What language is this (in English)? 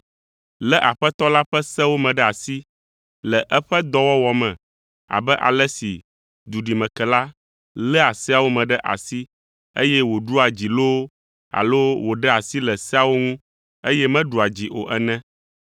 Ewe